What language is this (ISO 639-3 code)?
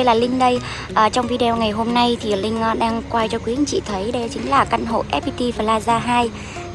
vie